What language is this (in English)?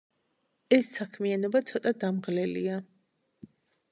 Georgian